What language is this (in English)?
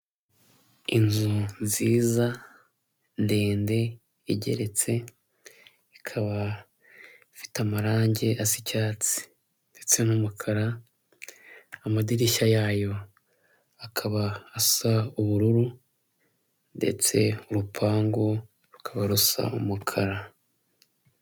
Kinyarwanda